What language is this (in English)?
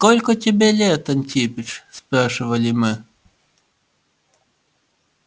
Russian